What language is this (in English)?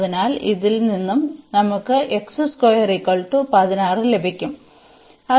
Malayalam